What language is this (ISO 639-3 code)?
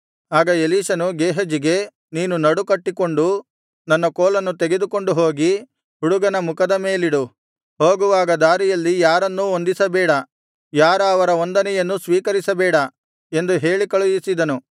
kan